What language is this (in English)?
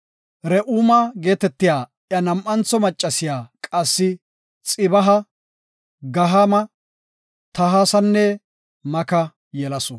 Gofa